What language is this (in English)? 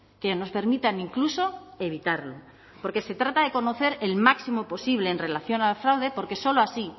Spanish